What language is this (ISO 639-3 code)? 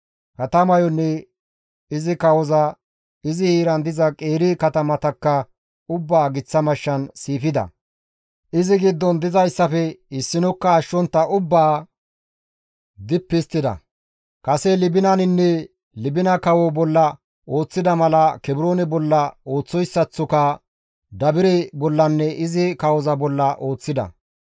gmv